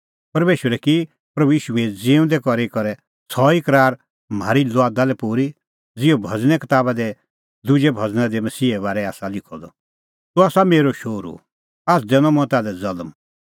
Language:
Kullu Pahari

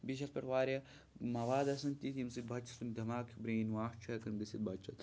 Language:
Kashmiri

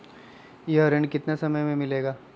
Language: Magahi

